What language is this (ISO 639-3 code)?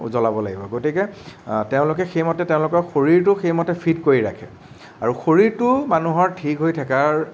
asm